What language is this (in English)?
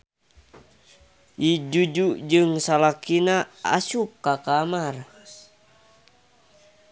Sundanese